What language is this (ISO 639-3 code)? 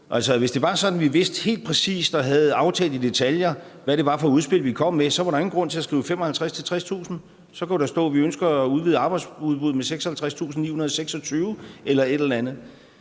dan